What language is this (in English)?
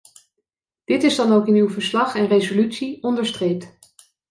Dutch